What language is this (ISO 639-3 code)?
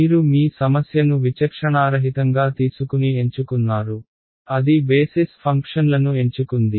tel